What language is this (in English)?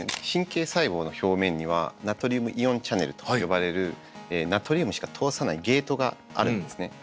Japanese